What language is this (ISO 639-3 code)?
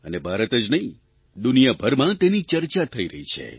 guj